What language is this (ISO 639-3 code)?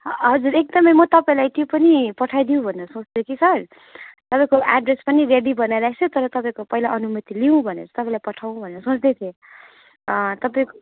nep